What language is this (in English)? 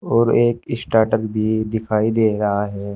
Hindi